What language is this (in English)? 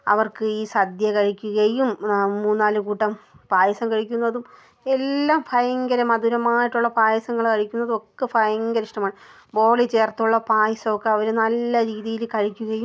Malayalam